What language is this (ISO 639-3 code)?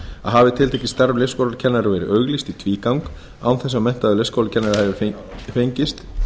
isl